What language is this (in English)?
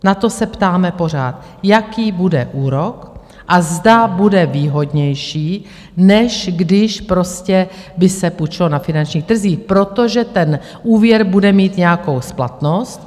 Czech